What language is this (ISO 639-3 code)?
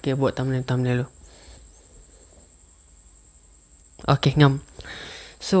msa